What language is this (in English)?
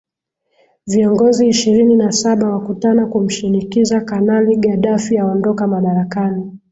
Swahili